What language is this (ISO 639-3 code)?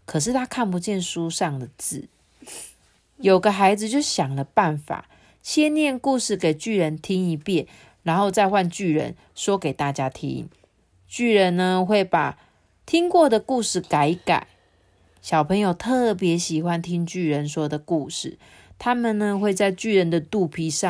zho